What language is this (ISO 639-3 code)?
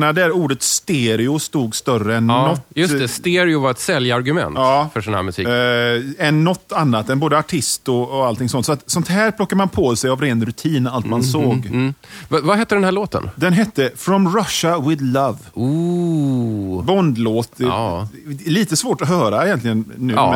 swe